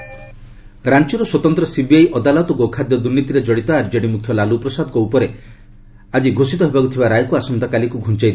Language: Odia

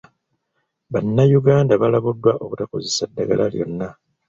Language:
Ganda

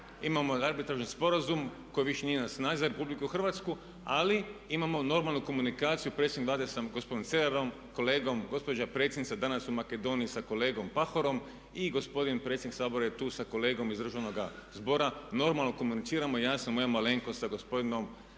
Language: Croatian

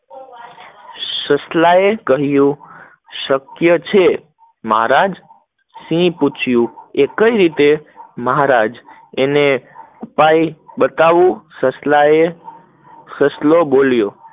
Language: Gujarati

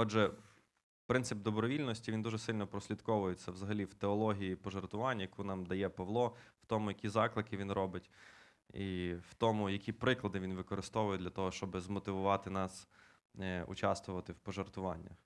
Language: Ukrainian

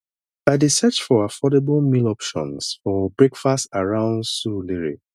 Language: Nigerian Pidgin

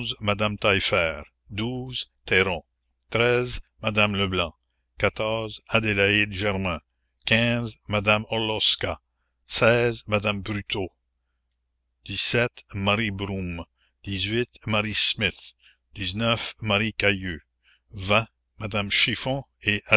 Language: French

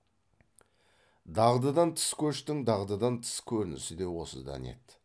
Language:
Kazakh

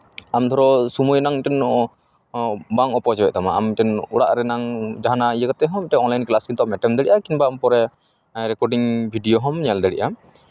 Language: Santali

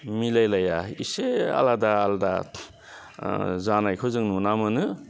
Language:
Bodo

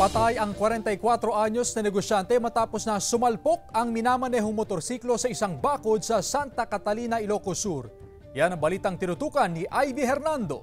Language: Filipino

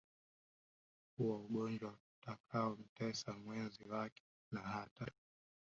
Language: Swahili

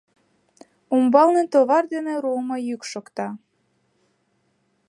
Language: Mari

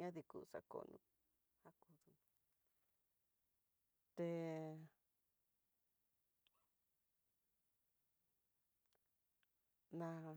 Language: Tidaá Mixtec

